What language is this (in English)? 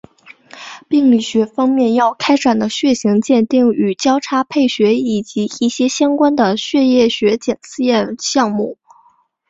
Chinese